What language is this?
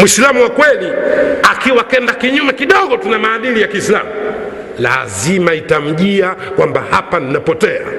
Swahili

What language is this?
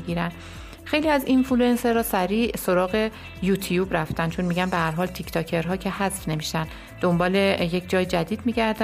Persian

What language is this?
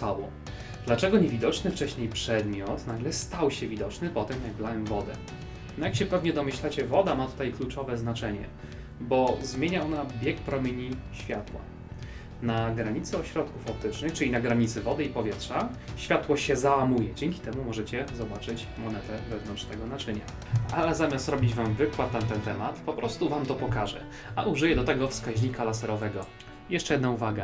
Polish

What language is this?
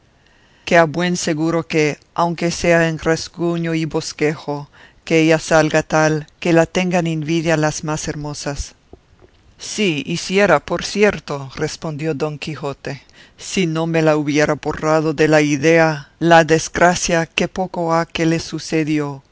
Spanish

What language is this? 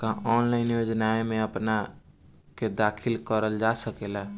Bhojpuri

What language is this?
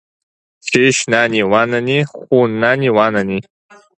Abkhazian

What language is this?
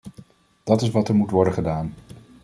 Dutch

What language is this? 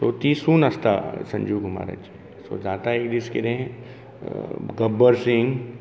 Konkani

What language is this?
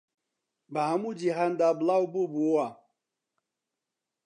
Central Kurdish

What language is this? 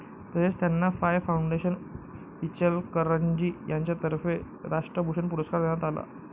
Marathi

